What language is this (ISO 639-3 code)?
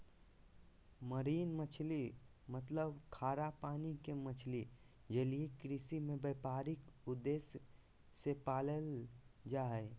mag